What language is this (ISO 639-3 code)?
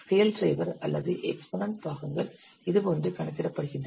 tam